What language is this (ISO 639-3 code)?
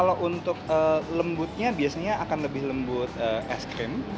ind